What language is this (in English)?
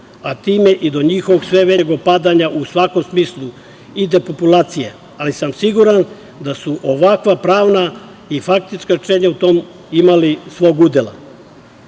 Serbian